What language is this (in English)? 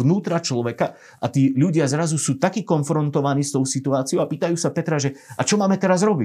Slovak